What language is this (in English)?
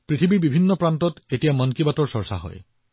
Assamese